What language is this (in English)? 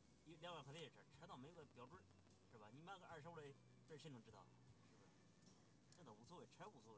Chinese